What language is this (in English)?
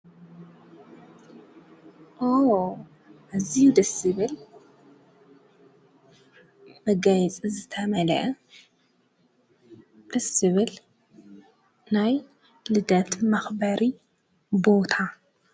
Tigrinya